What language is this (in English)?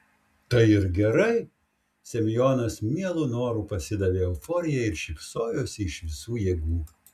Lithuanian